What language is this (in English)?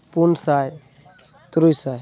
Santali